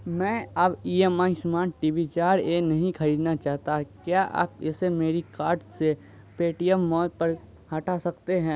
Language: Urdu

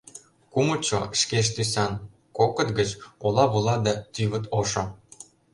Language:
Mari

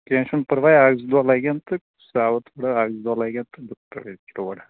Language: Kashmiri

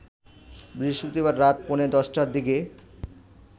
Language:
Bangla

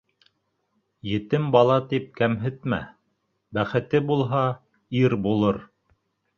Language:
Bashkir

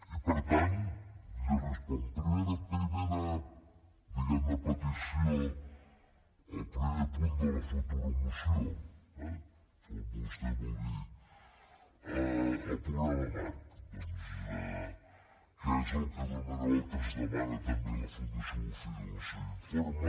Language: Catalan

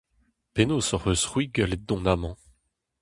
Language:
Breton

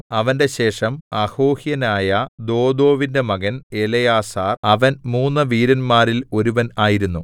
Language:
Malayalam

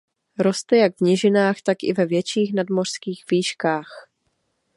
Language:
Czech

